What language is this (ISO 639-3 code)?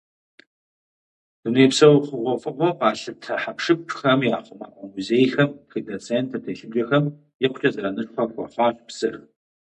kbd